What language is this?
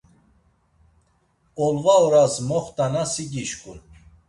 Laz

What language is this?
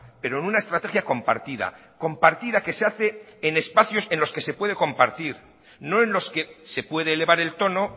Spanish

